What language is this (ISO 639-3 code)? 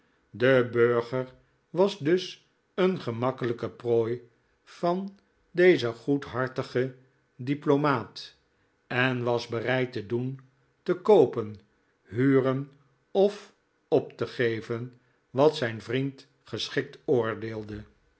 nld